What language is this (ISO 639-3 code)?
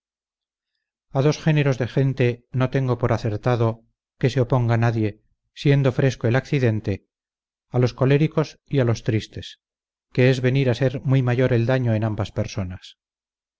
spa